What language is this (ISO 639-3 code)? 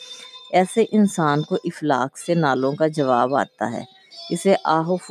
urd